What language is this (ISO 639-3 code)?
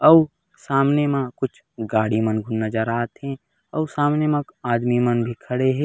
hne